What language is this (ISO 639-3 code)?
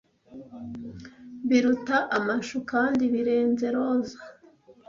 kin